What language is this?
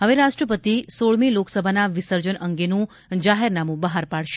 Gujarati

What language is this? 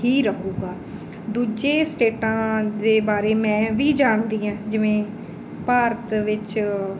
Punjabi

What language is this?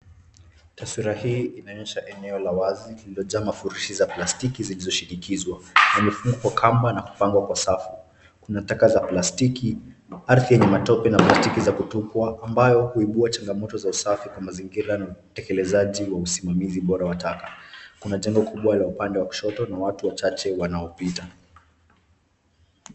Swahili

